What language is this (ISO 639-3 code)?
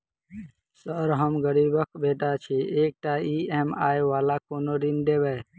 mai